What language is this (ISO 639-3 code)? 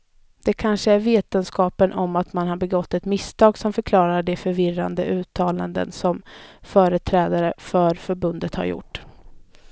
swe